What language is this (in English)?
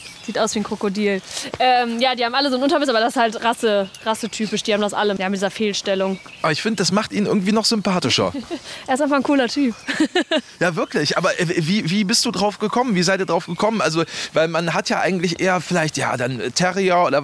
German